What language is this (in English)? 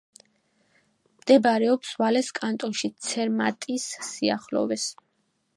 Georgian